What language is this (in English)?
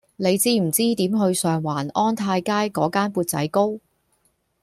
Cantonese